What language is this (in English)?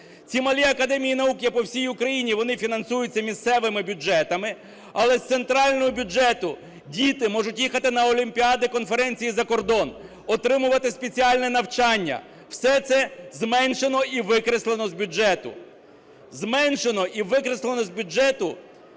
Ukrainian